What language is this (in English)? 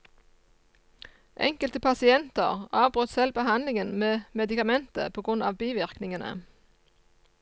Norwegian